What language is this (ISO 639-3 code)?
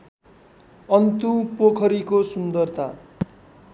nep